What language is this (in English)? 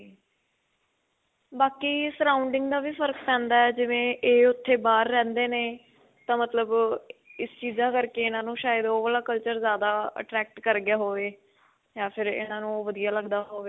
Punjabi